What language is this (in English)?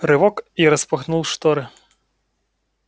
Russian